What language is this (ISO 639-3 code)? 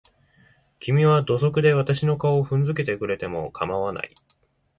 jpn